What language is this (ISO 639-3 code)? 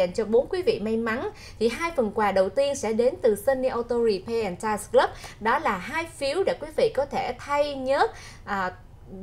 vie